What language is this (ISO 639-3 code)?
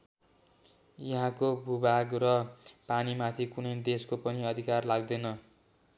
nep